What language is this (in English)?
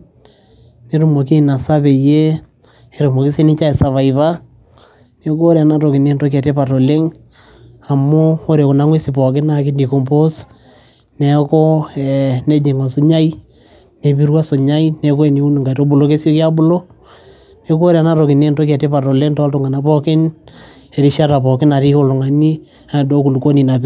Masai